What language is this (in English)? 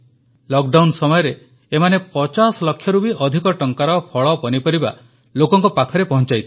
Odia